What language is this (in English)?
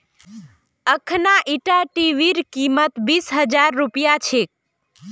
Magahi